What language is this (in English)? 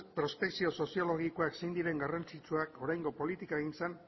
Basque